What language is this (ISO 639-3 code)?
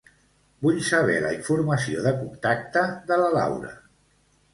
cat